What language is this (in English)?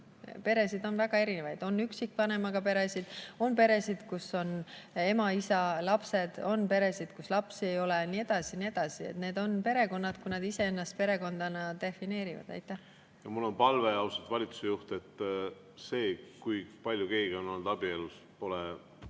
Estonian